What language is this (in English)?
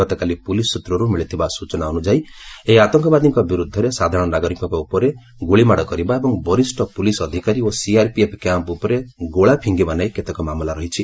Odia